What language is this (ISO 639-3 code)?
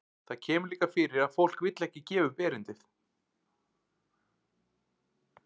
isl